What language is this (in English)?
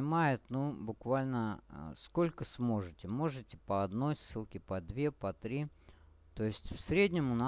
Russian